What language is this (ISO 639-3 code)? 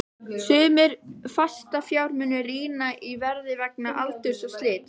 isl